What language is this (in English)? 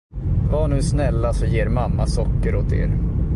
Swedish